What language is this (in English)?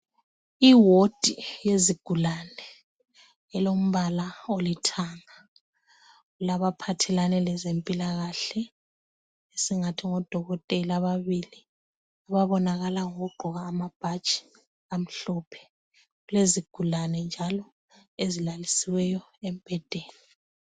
North Ndebele